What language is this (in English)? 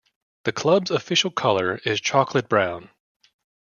English